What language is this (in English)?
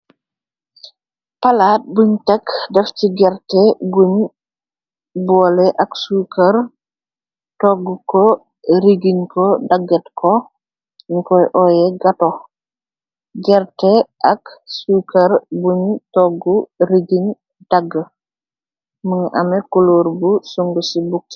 Wolof